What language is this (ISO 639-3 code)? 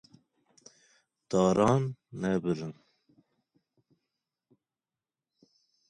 kur